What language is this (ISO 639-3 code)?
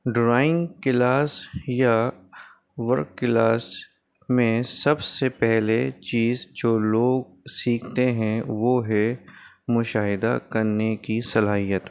urd